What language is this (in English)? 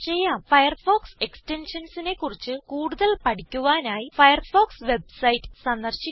Malayalam